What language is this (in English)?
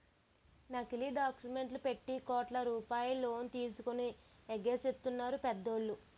Telugu